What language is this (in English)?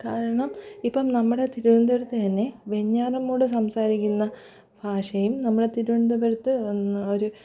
Malayalam